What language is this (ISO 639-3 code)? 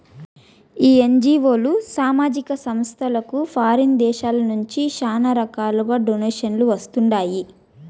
tel